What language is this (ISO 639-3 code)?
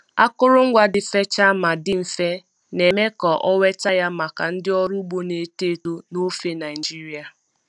ibo